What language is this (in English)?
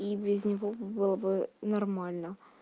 Russian